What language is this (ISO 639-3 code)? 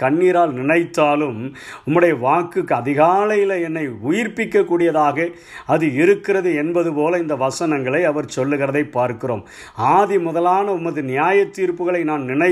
tam